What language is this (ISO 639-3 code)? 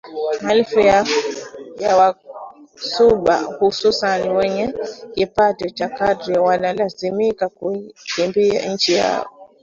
swa